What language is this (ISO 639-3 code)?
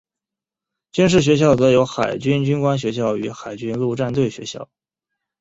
zho